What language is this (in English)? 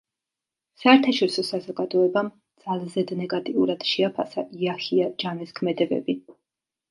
Georgian